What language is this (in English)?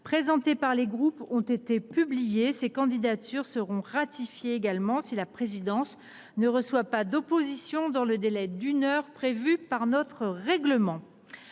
French